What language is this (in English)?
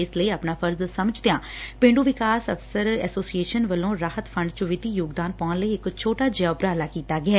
Punjabi